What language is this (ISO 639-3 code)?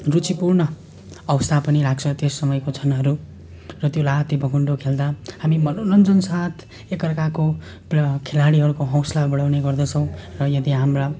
nep